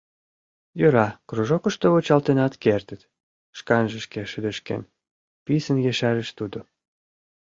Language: Mari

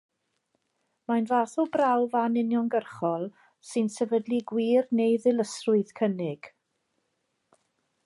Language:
Welsh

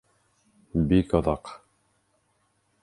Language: Bashkir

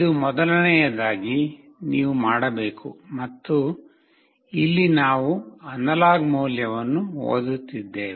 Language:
Kannada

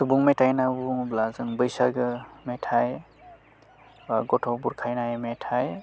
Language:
Bodo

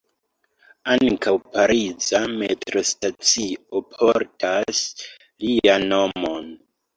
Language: Esperanto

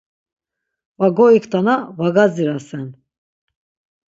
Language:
Laz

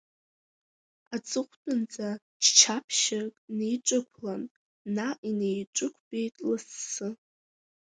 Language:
Abkhazian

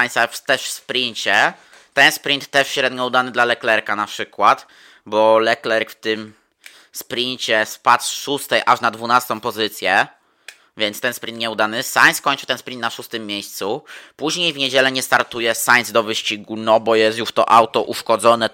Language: Polish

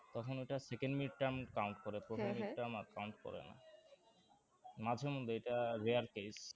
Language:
Bangla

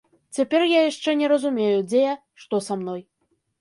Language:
Belarusian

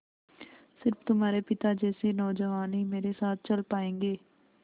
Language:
Hindi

